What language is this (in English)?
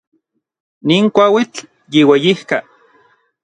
Orizaba Nahuatl